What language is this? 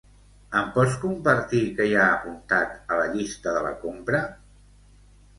Catalan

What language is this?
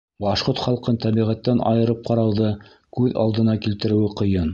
Bashkir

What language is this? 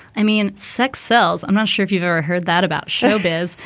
English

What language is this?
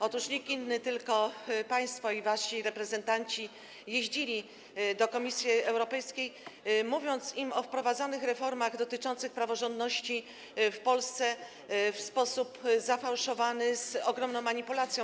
Polish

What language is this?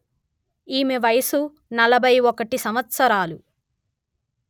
Telugu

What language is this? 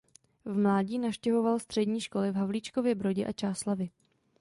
Czech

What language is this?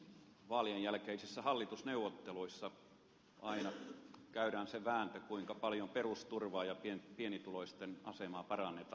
Finnish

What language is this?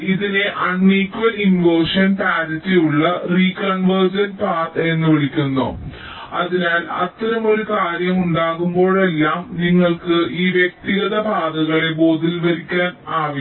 Malayalam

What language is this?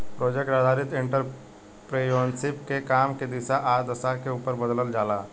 Bhojpuri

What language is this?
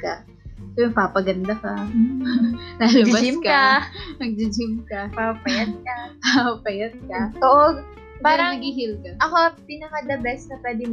Filipino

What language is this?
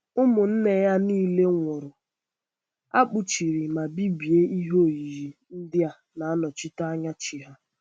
Igbo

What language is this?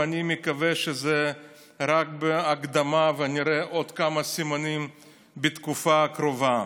Hebrew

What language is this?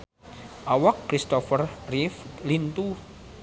Sundanese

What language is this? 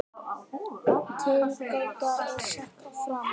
Icelandic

